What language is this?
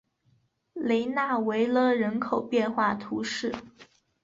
Chinese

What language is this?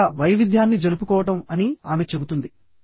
Telugu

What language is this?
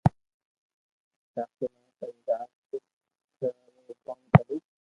Loarki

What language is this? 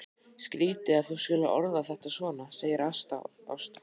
Icelandic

